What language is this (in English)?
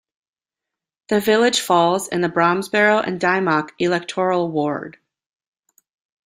English